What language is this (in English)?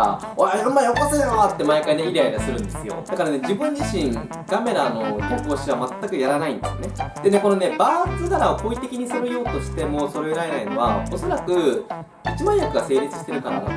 Japanese